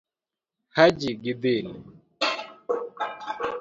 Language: Luo (Kenya and Tanzania)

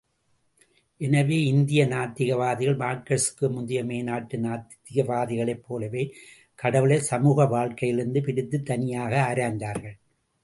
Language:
Tamil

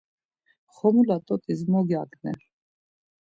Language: Laz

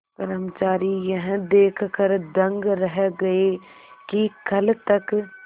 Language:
Hindi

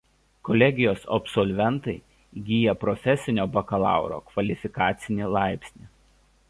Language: Lithuanian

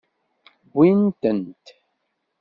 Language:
Kabyle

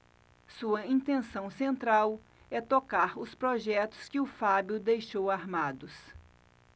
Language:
Portuguese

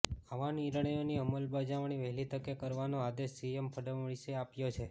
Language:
Gujarati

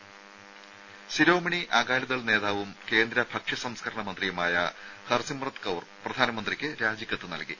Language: Malayalam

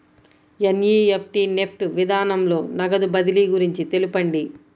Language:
Telugu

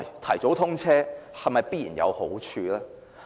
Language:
Cantonese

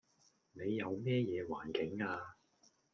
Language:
Cantonese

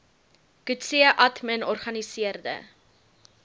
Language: Afrikaans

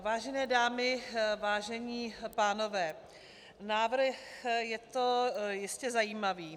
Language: Czech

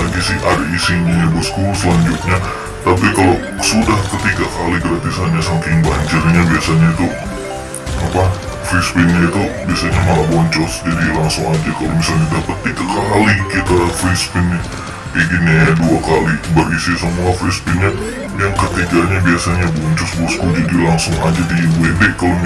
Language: Indonesian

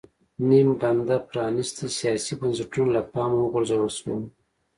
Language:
Pashto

